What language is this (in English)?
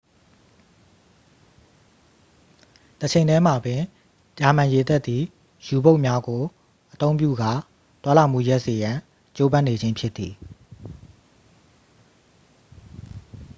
Burmese